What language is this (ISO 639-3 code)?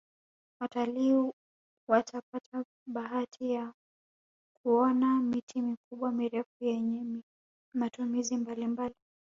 swa